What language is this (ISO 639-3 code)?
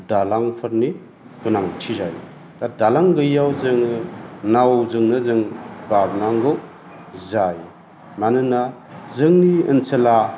brx